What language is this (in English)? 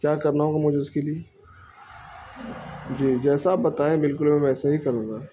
Urdu